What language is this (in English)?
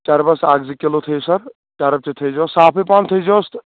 Kashmiri